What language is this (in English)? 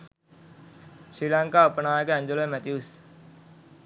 Sinhala